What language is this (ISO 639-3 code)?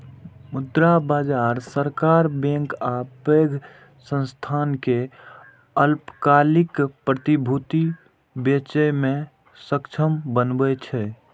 mai